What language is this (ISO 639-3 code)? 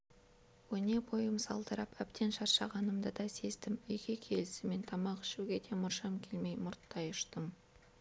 kaz